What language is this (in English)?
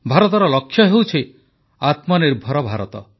Odia